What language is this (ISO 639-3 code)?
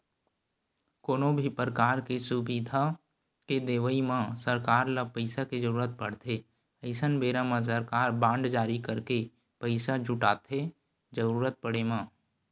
hne